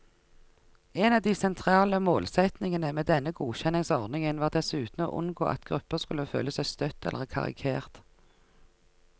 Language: Norwegian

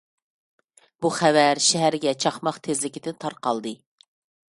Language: Uyghur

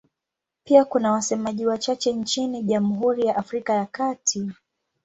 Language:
Swahili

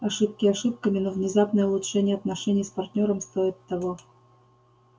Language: Russian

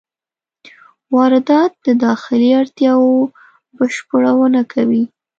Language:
Pashto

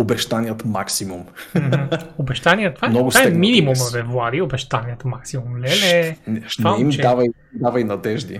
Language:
Bulgarian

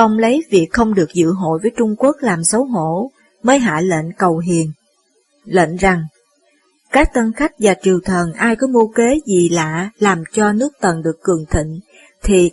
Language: Vietnamese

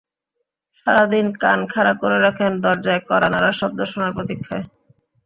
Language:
Bangla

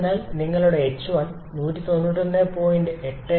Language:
Malayalam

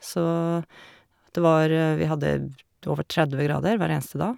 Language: Norwegian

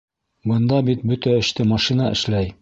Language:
Bashkir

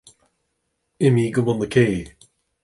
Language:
Irish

